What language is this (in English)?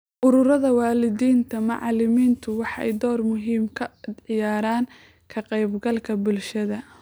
Somali